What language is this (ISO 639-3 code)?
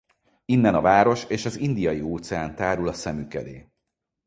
hun